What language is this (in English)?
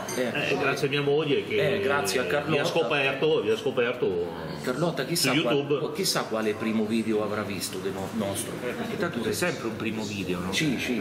Italian